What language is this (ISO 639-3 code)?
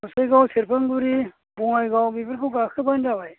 brx